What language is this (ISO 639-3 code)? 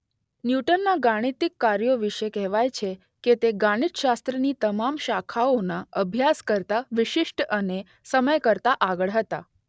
guj